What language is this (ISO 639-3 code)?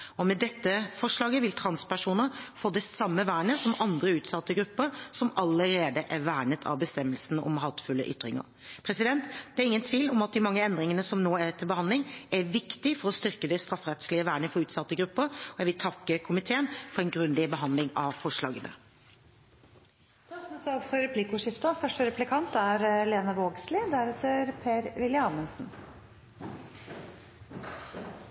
nor